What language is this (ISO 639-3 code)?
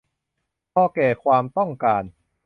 tha